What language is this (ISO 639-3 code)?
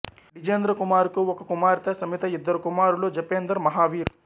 tel